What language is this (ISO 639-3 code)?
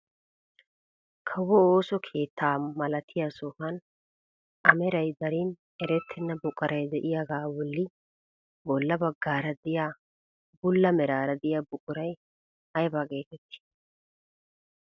wal